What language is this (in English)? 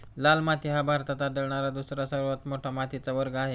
Marathi